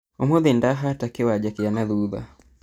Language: Kikuyu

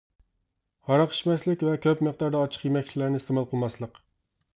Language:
Uyghur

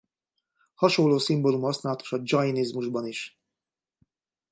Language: Hungarian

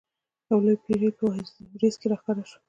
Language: Pashto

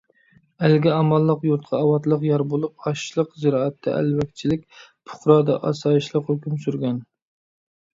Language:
Uyghur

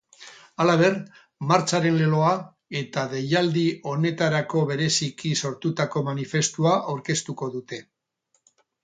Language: Basque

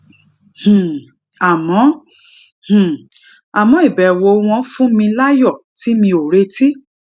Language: Yoruba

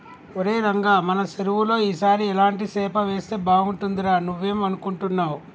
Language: Telugu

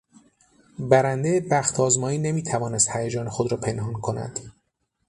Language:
Persian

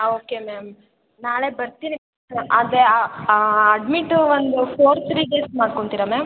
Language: Kannada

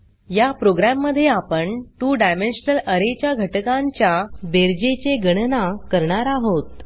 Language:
Marathi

